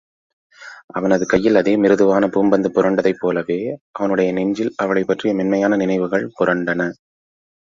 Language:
Tamil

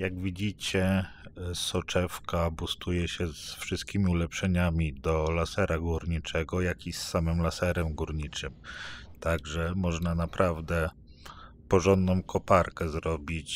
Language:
Polish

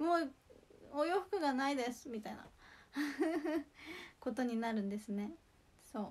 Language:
Japanese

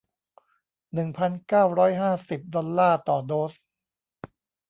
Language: Thai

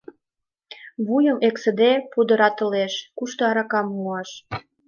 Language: Mari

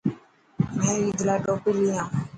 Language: Dhatki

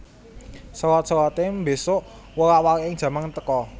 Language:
Javanese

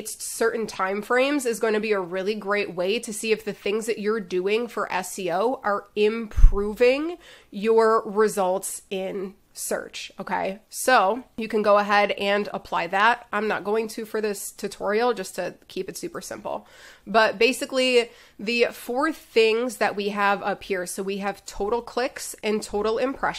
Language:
English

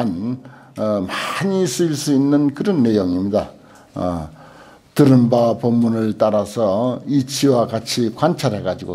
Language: Korean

